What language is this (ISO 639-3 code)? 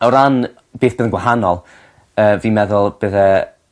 cym